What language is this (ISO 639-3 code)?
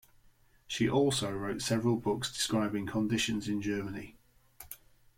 eng